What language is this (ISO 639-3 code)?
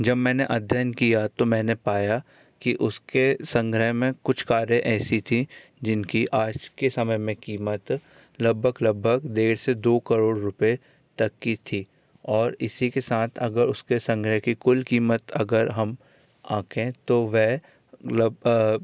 hin